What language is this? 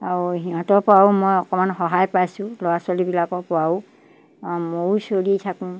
Assamese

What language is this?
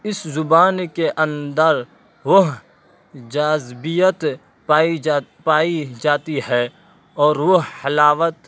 Urdu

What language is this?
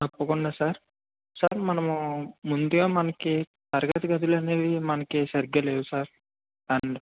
Telugu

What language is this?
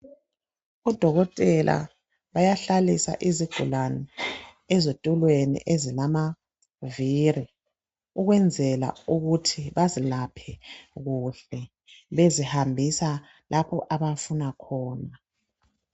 North Ndebele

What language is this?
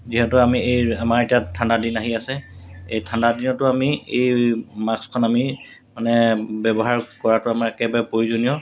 Assamese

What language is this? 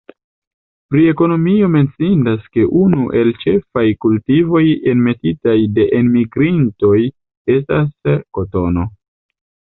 Esperanto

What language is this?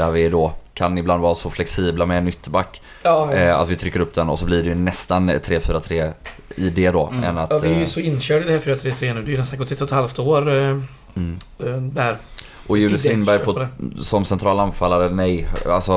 Swedish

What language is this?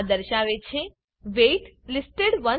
Gujarati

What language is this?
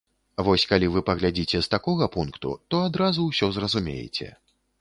Belarusian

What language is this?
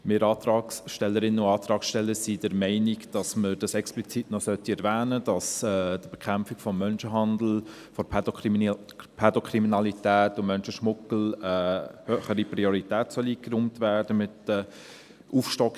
Swiss German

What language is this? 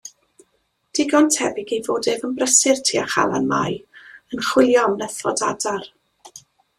Welsh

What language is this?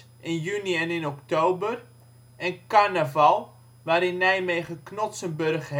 Dutch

